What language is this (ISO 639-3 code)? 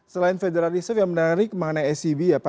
ind